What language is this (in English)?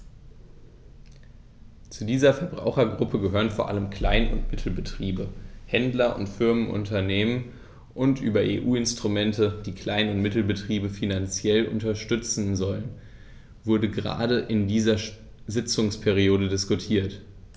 German